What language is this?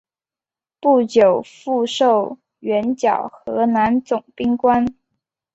Chinese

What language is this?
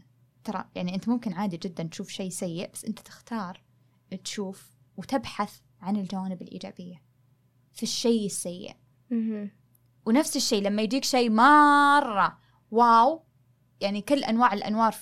Arabic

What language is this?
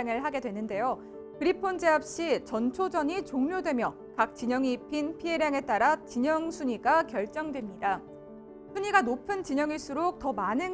Korean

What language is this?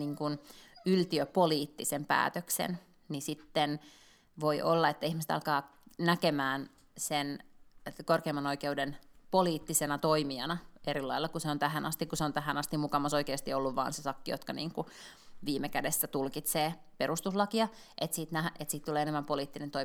Finnish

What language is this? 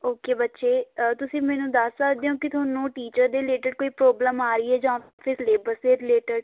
Punjabi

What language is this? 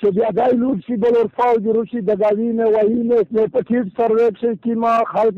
Urdu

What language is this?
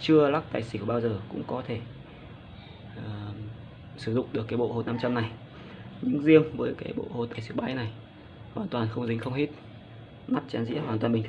Vietnamese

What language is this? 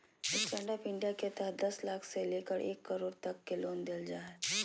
Magahi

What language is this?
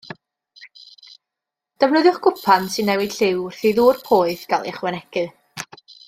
Welsh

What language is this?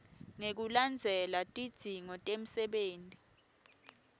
Swati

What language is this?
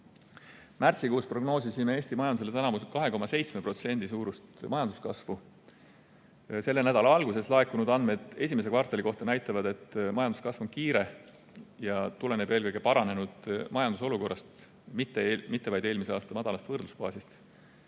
Estonian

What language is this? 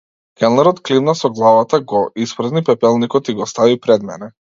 Macedonian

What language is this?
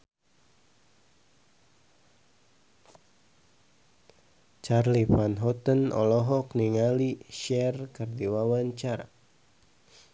Sundanese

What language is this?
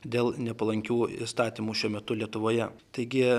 Lithuanian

